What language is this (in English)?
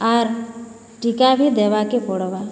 Odia